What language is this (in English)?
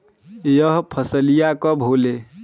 Bhojpuri